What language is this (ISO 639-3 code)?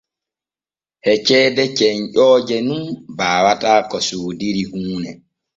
fue